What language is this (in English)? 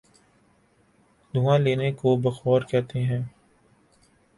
Urdu